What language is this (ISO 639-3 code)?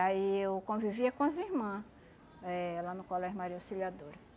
por